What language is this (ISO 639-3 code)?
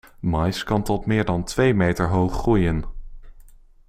nld